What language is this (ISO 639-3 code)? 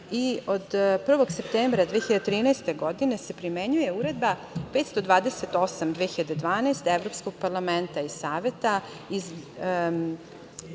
srp